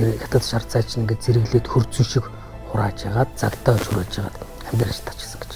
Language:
Korean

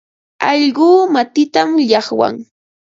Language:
Ambo-Pasco Quechua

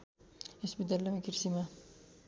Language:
Nepali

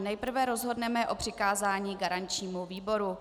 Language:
Czech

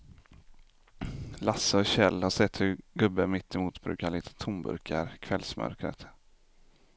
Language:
Swedish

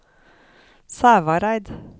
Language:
Norwegian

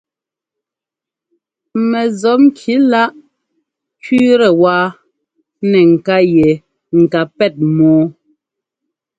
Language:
Ngomba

